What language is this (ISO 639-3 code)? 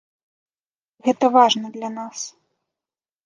bel